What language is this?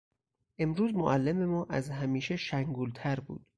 Persian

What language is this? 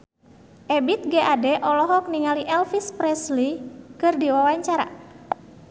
Sundanese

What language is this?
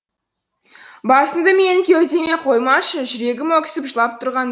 Kazakh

